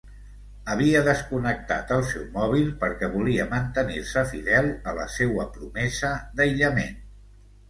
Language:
Catalan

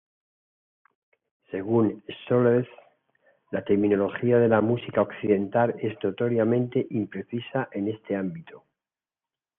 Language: Spanish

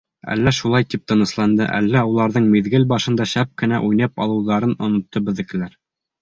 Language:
Bashkir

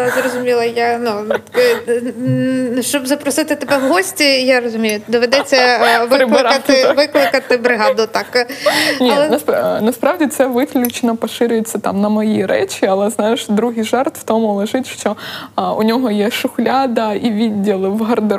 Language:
Ukrainian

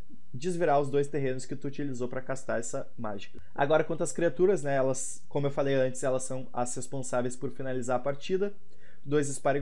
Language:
Portuguese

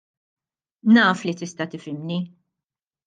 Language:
Maltese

